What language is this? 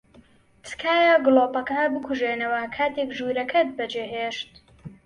Central Kurdish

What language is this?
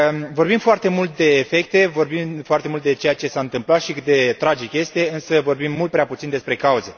Romanian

